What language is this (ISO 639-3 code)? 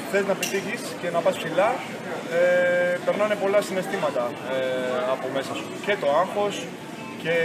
ell